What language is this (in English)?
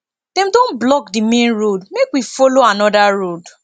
Nigerian Pidgin